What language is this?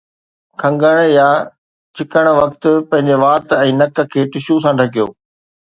Sindhi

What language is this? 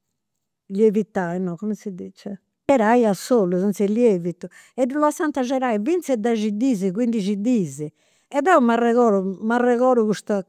Campidanese Sardinian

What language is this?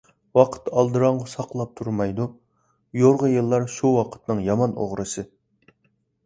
Uyghur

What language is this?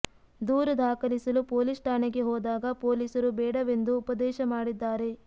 Kannada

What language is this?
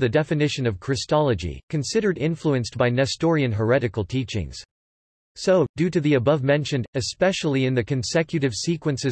English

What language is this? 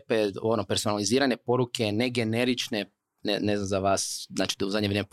Croatian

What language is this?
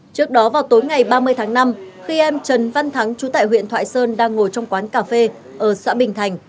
Vietnamese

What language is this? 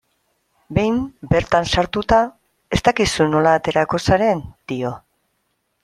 Basque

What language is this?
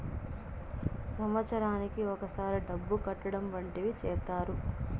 Telugu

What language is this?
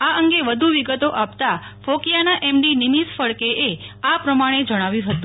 Gujarati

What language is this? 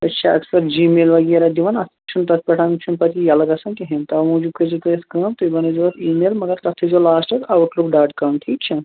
Kashmiri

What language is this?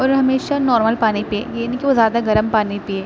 Urdu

